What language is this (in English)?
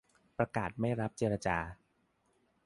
Thai